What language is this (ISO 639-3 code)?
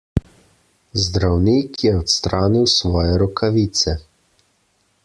slv